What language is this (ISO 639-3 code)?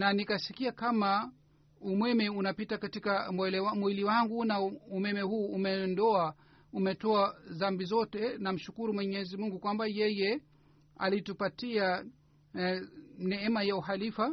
swa